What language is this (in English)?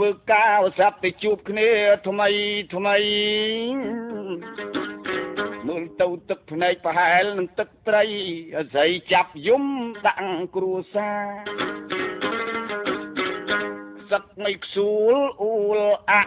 Vietnamese